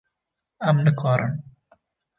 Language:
Kurdish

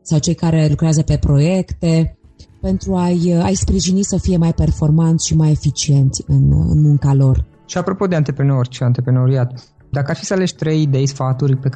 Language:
Romanian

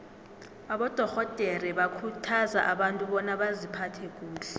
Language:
South Ndebele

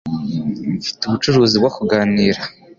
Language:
Kinyarwanda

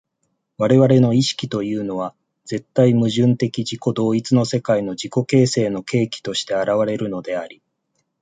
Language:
Japanese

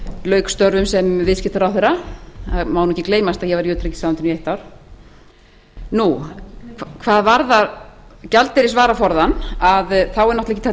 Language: Icelandic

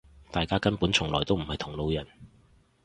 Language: Cantonese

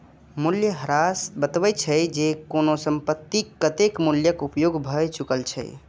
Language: Maithili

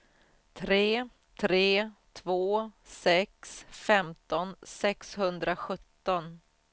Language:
Swedish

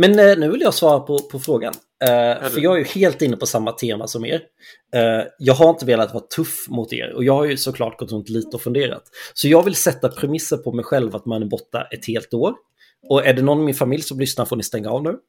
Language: Swedish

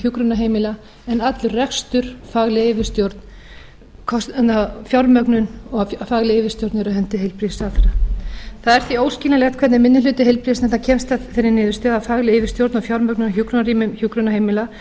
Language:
Icelandic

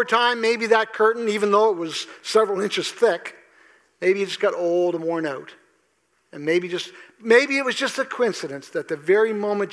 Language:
English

